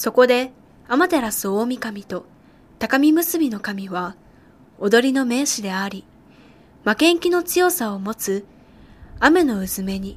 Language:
Japanese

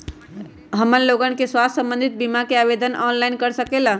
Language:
Magahi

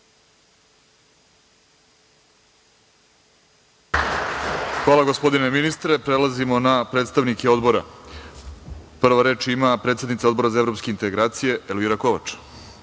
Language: Serbian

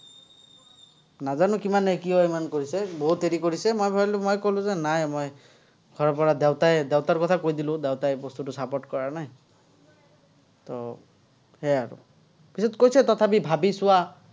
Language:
Assamese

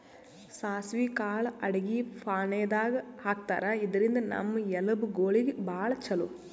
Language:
Kannada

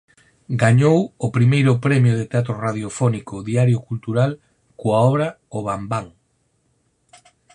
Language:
Galician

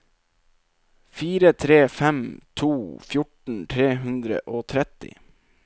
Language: Norwegian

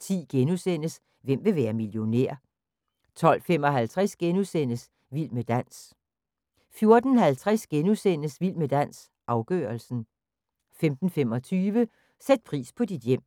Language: Danish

